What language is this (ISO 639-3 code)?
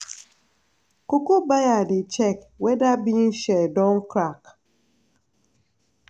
pcm